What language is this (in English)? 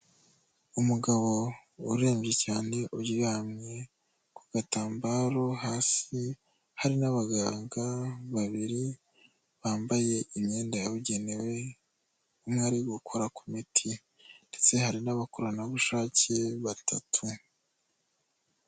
Kinyarwanda